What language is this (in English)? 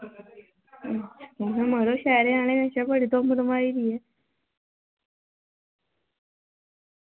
Dogri